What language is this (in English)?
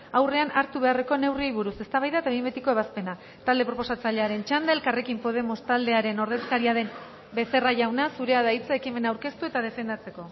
Basque